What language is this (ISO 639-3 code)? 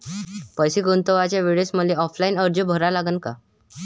mar